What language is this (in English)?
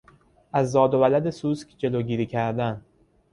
Persian